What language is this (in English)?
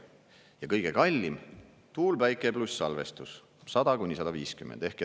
Estonian